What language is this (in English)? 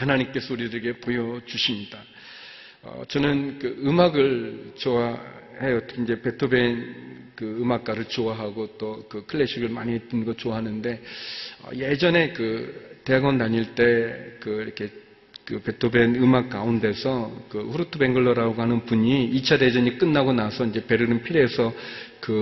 Korean